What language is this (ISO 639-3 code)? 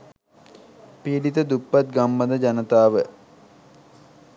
sin